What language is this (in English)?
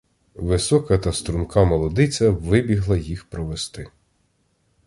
Ukrainian